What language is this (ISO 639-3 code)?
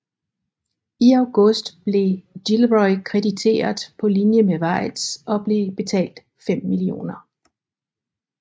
dan